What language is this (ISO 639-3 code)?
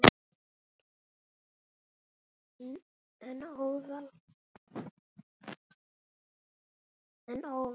isl